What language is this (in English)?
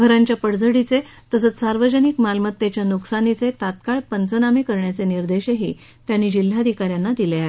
Marathi